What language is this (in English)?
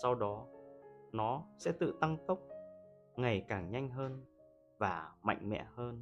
Vietnamese